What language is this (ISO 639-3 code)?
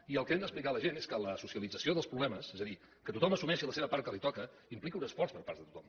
cat